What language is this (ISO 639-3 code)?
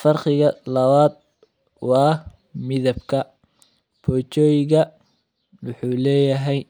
som